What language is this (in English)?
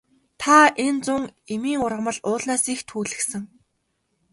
Mongolian